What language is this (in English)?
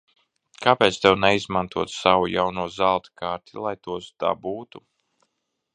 Latvian